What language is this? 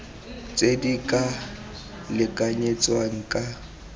Tswana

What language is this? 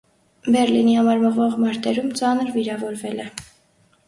Armenian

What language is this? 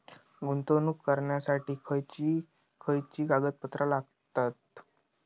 Marathi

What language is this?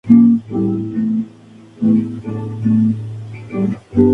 Spanish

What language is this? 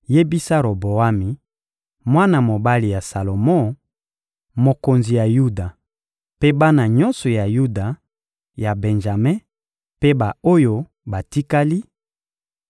Lingala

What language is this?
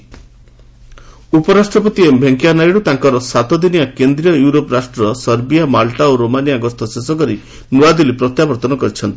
Odia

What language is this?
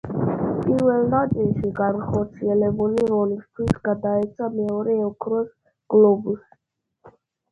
Georgian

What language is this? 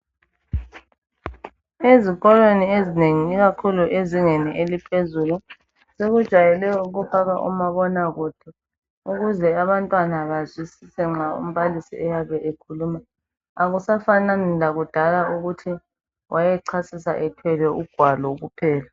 North Ndebele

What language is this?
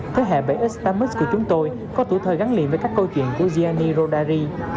Vietnamese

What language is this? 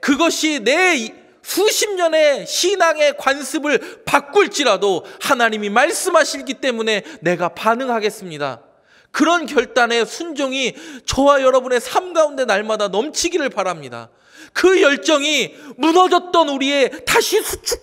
Korean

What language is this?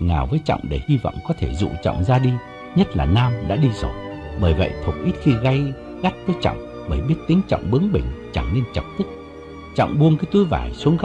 Vietnamese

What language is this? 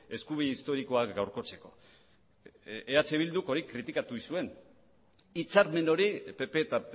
Basque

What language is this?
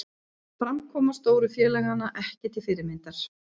Icelandic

